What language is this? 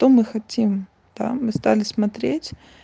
Russian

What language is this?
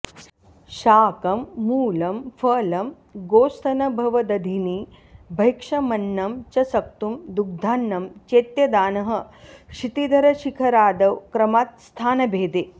Sanskrit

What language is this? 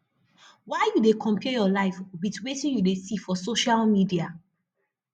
Nigerian Pidgin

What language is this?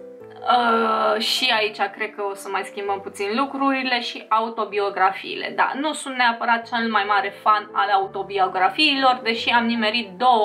Romanian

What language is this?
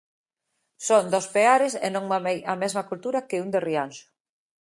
Galician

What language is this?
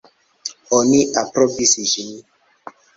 Esperanto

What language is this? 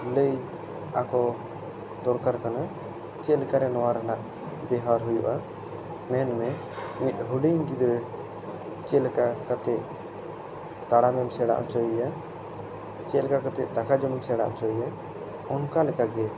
Santali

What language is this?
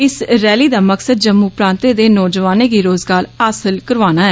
Dogri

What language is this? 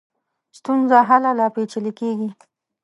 Pashto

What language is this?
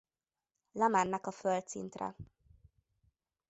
Hungarian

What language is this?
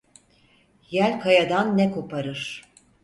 Turkish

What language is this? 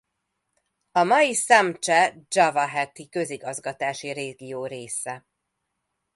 Hungarian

